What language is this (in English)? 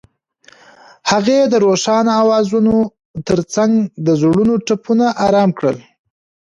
Pashto